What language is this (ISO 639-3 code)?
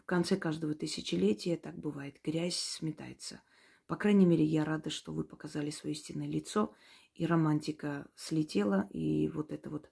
rus